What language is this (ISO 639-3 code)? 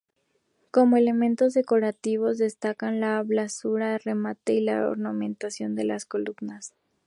spa